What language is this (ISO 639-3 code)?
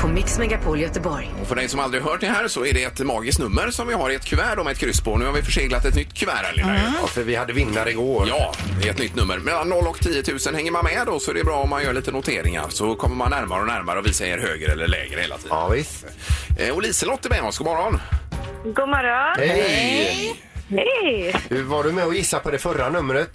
swe